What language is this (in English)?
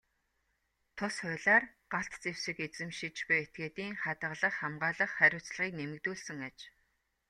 Mongolian